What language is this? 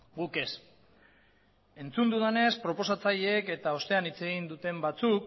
Basque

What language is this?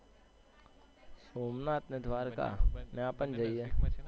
Gujarati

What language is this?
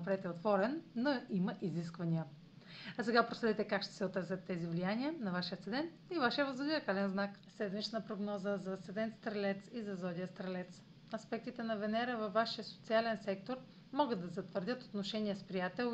Bulgarian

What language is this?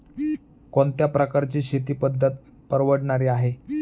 Marathi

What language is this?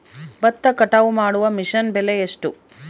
Kannada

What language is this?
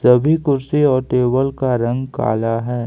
Hindi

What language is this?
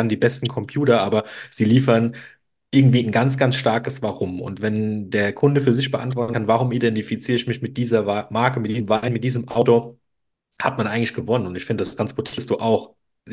German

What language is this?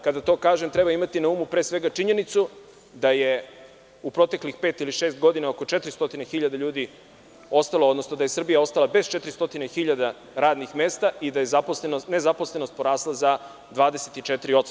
Serbian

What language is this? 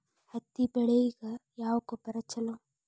Kannada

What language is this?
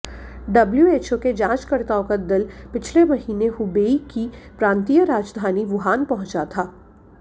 Hindi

